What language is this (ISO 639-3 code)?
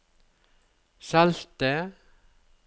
nor